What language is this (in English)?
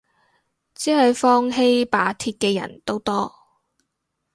Cantonese